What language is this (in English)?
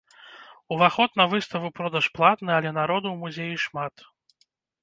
Belarusian